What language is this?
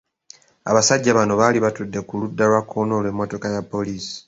Ganda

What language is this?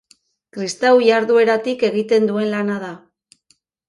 Basque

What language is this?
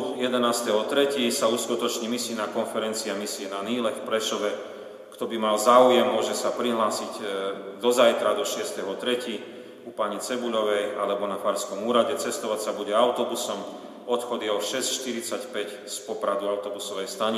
Slovak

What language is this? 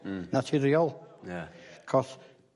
Welsh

